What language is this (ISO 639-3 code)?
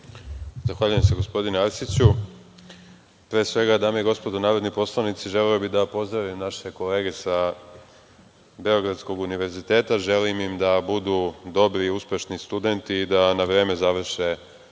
srp